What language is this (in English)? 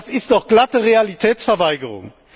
German